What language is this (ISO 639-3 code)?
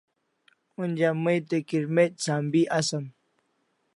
kls